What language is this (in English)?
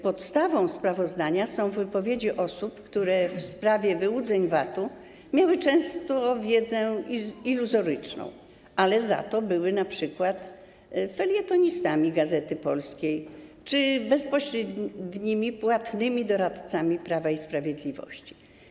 Polish